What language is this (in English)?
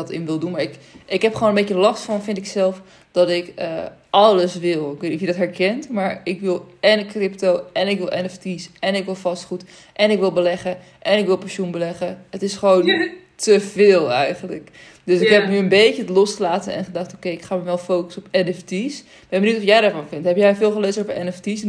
Dutch